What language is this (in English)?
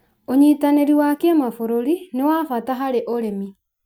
Kikuyu